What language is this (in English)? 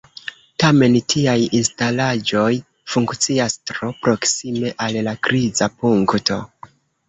Esperanto